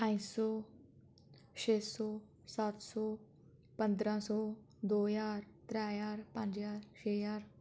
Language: Dogri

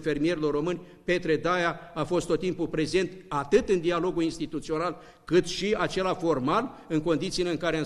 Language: Romanian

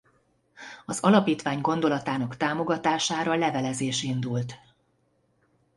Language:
Hungarian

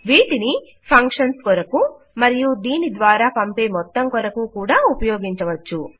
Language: Telugu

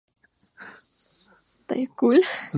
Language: Spanish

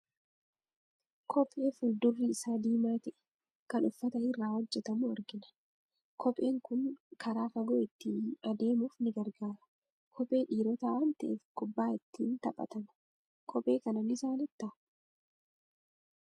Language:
Oromo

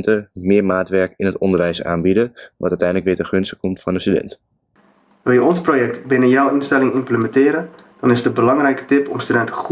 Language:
Dutch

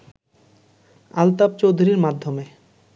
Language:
Bangla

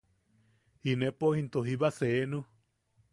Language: Yaqui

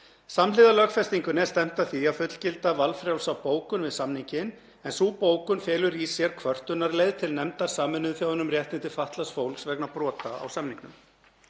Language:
Icelandic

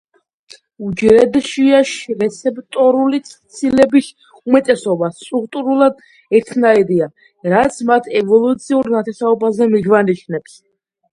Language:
Georgian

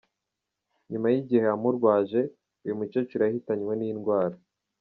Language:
Kinyarwanda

